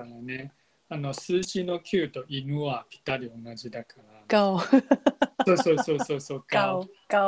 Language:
Japanese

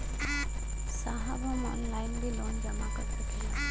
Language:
Bhojpuri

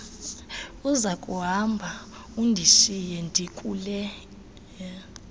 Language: Xhosa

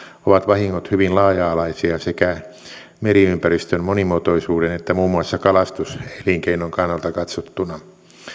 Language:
Finnish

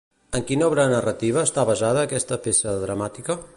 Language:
Catalan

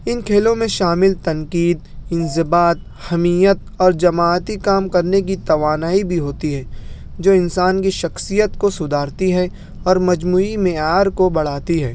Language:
Urdu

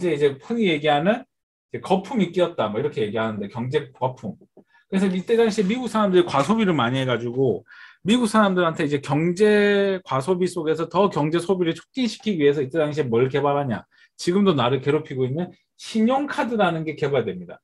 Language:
Korean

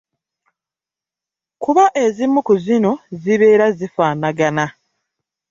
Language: Ganda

